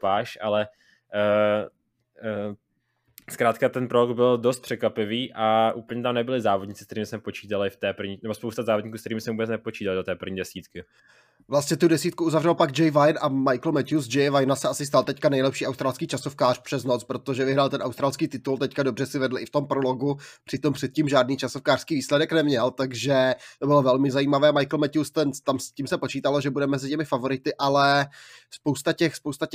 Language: Czech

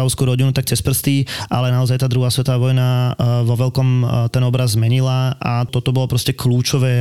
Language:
Slovak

